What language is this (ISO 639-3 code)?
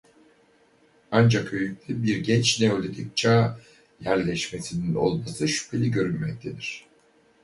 tur